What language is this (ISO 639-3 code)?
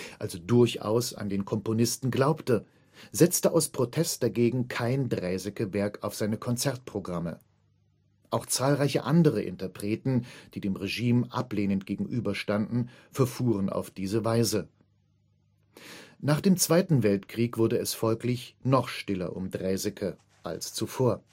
deu